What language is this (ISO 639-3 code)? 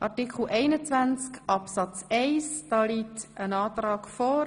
gsw